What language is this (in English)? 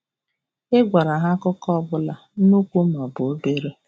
Igbo